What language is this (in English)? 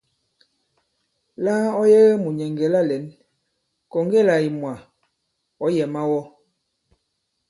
Bankon